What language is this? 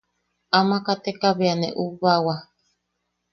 Yaqui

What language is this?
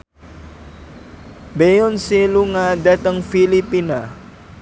Javanese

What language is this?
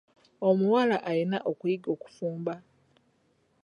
Ganda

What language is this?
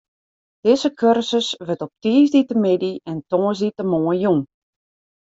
Western Frisian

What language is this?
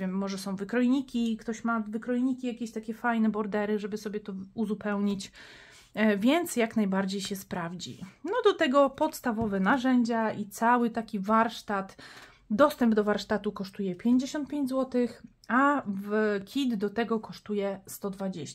Polish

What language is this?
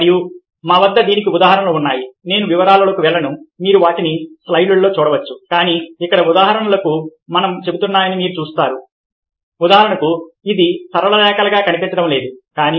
Telugu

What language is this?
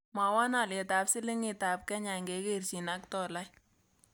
Kalenjin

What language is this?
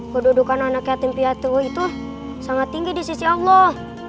Indonesian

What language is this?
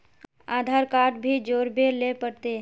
Magahi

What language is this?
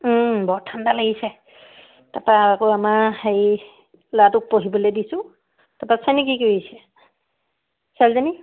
Assamese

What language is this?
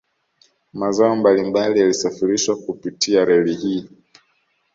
Swahili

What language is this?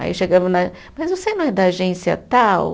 Portuguese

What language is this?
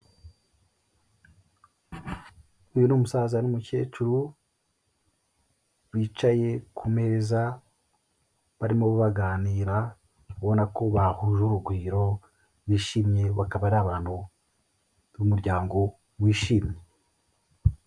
Kinyarwanda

